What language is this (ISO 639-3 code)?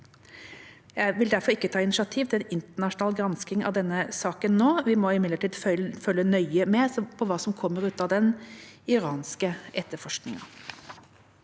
nor